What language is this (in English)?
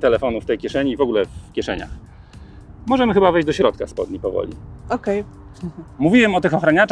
Polish